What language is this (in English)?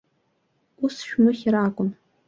Abkhazian